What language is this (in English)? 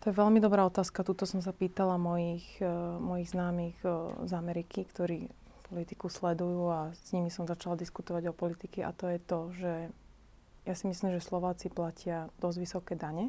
Slovak